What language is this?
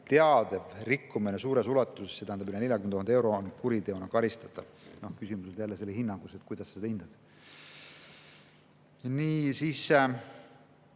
Estonian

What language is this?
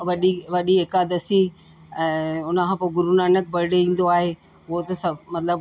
Sindhi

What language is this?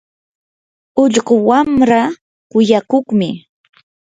Yanahuanca Pasco Quechua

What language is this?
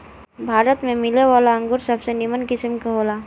Bhojpuri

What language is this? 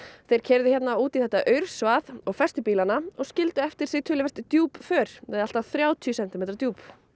Icelandic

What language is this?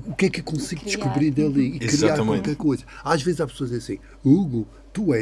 Portuguese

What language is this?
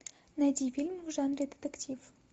Russian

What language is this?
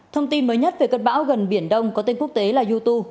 Vietnamese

